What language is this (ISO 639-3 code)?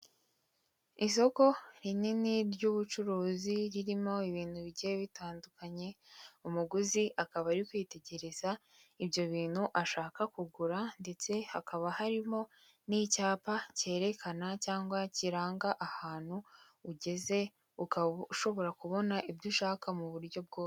kin